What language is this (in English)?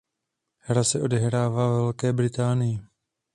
Czech